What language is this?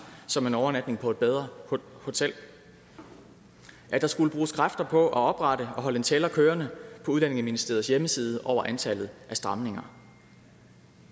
Danish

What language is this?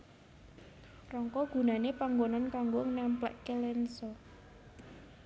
Javanese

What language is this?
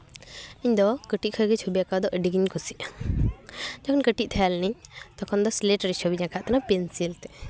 Santali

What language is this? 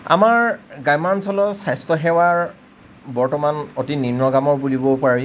Assamese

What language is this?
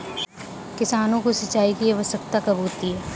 Hindi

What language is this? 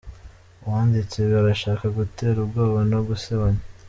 Kinyarwanda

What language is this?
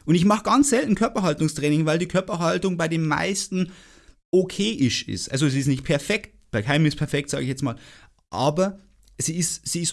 German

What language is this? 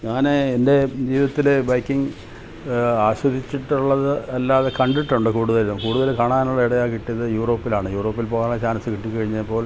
Malayalam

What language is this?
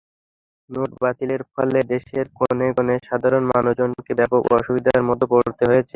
Bangla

